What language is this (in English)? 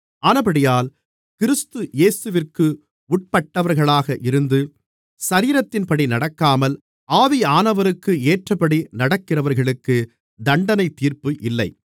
Tamil